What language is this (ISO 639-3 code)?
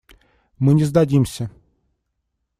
rus